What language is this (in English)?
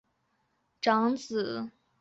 Chinese